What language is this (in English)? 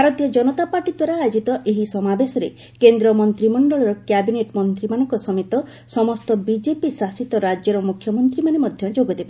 Odia